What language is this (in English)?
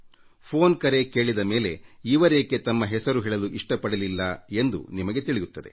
Kannada